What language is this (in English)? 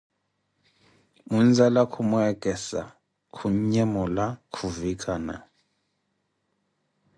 Koti